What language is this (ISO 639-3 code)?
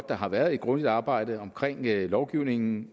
dan